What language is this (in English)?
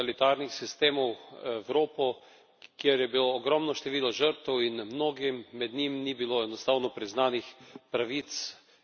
Slovenian